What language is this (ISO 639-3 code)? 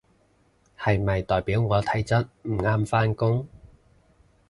yue